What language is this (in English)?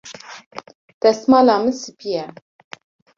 Kurdish